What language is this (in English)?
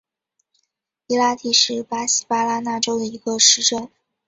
Chinese